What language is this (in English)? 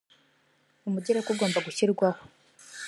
Kinyarwanda